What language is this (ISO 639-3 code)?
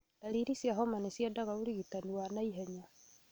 kik